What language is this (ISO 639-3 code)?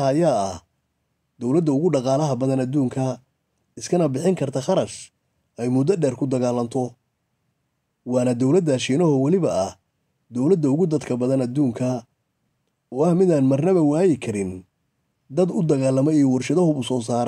ara